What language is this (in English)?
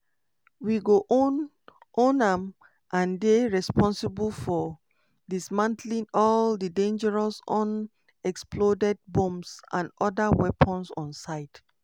Nigerian Pidgin